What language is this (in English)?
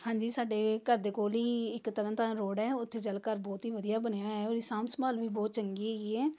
Punjabi